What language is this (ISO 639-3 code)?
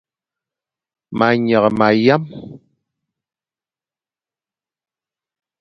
fan